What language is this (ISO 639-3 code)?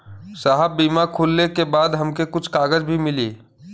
bho